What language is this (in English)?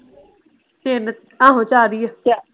Punjabi